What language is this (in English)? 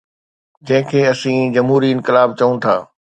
Sindhi